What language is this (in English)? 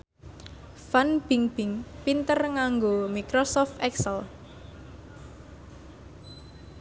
Javanese